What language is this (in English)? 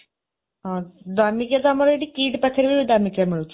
Odia